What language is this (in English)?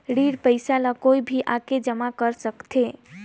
Chhattisgarhi